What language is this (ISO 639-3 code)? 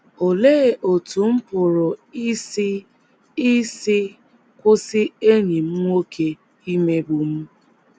ibo